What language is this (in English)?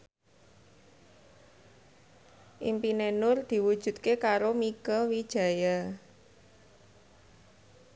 Javanese